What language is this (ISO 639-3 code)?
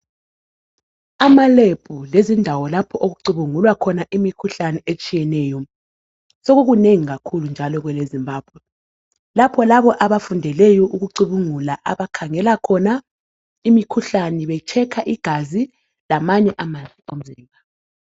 nde